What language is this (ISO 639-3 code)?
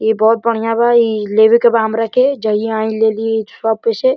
bho